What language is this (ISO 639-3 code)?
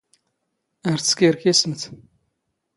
zgh